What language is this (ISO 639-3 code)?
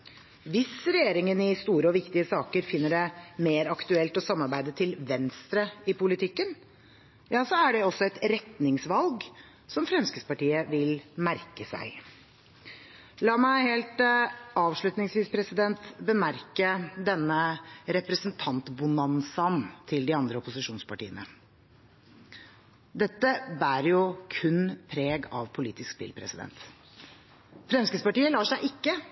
nob